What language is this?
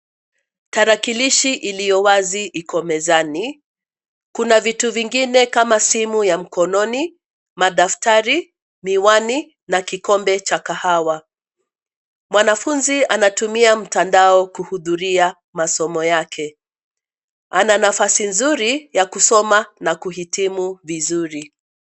Swahili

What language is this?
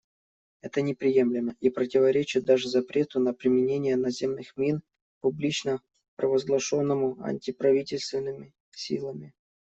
Russian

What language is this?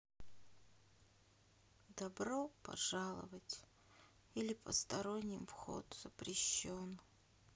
Russian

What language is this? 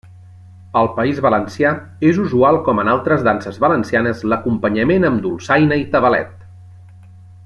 Catalan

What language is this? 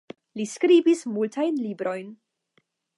Esperanto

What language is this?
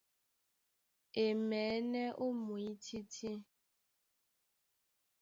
Duala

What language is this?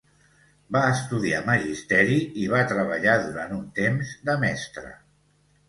Catalan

